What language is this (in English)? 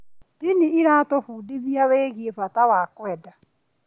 Kikuyu